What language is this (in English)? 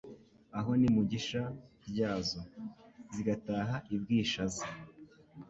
Kinyarwanda